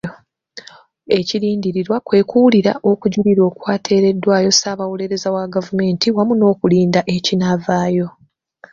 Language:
Ganda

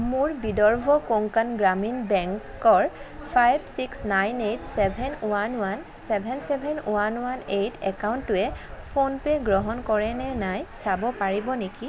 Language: Assamese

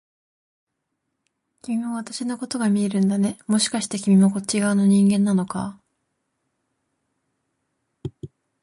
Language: Japanese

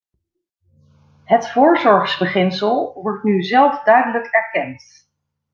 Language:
Dutch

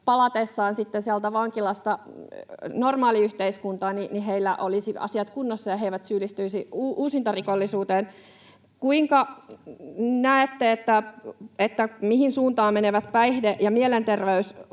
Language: Finnish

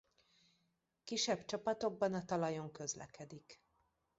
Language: Hungarian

